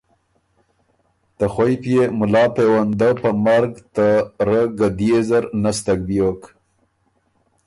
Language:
Ormuri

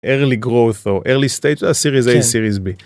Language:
Hebrew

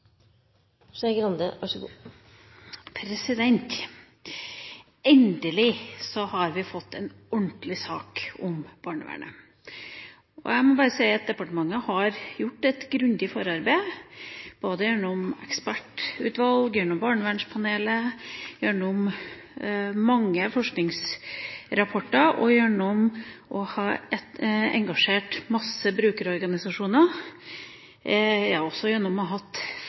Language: Norwegian Bokmål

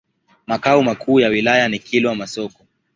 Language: Swahili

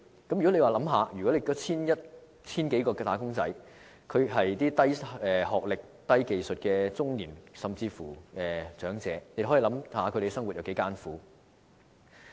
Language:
Cantonese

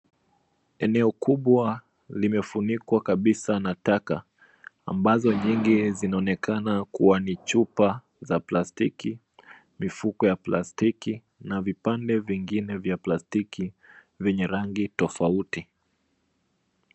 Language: Swahili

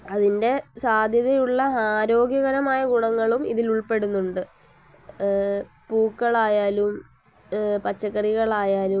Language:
Malayalam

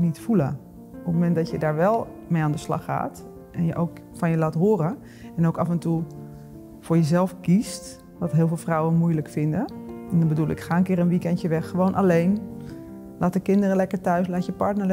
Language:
Dutch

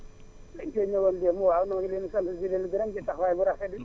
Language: Wolof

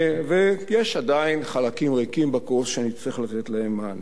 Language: Hebrew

